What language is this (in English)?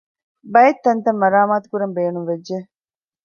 Divehi